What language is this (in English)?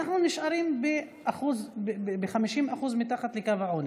Hebrew